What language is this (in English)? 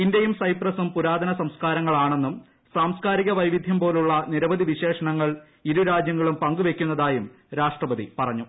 Malayalam